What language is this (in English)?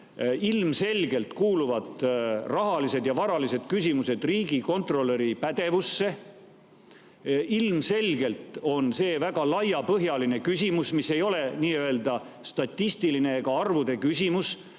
Estonian